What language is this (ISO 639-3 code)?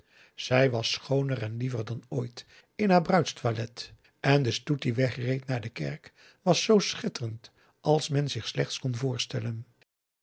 nld